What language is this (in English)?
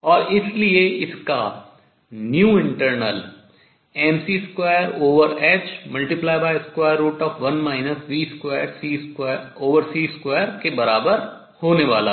Hindi